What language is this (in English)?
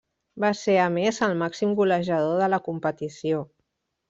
Catalan